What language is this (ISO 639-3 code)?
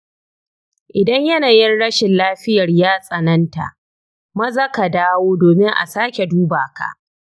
hau